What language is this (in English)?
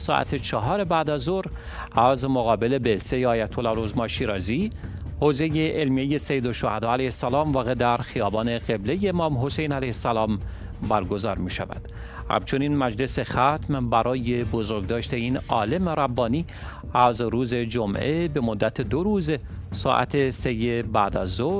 Persian